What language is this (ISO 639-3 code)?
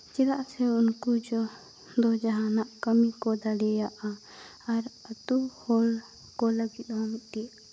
sat